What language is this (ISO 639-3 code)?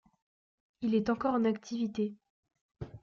fra